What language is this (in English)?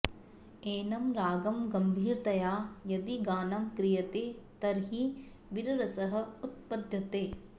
Sanskrit